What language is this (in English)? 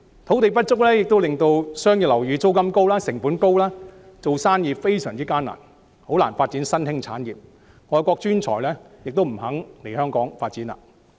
Cantonese